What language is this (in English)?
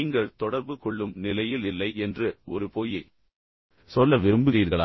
Tamil